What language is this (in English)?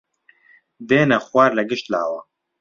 Central Kurdish